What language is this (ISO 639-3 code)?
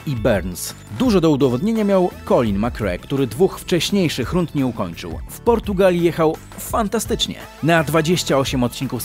pol